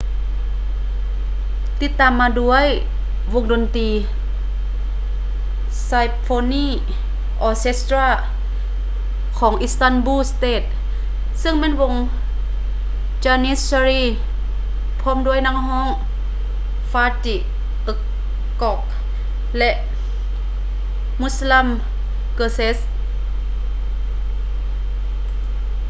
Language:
Lao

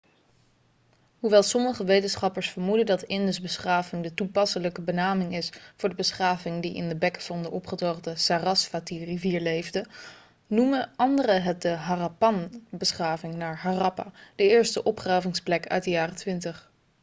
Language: Dutch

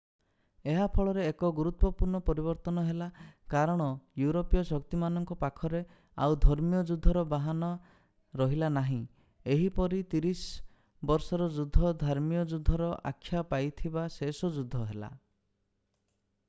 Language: Odia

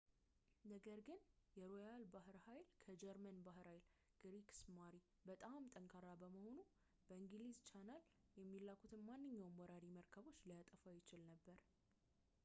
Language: Amharic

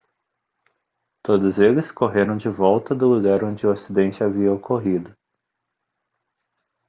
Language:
Portuguese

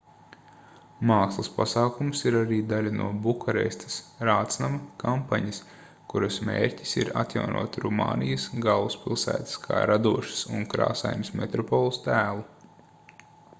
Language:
Latvian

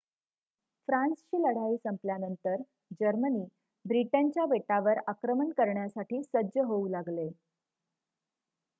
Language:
Marathi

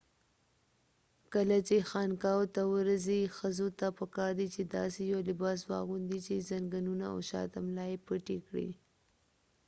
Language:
Pashto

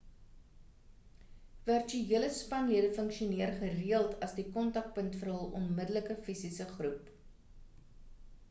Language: Afrikaans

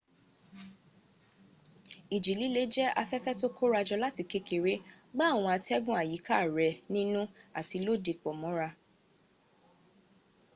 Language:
Yoruba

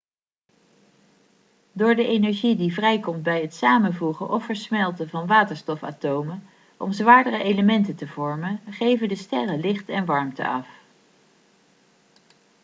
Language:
Dutch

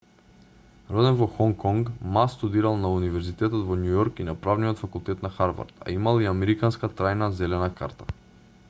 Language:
Macedonian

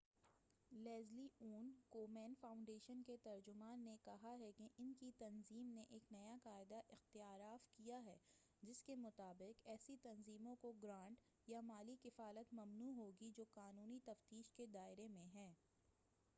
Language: Urdu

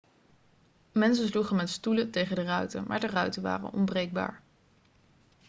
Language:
Dutch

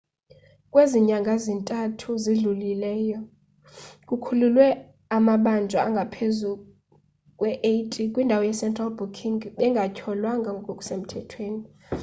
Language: Xhosa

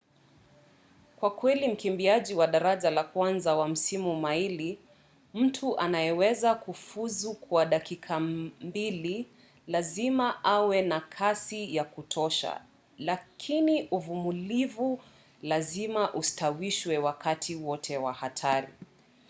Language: Swahili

